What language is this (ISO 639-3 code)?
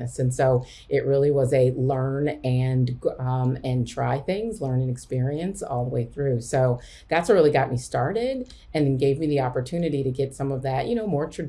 eng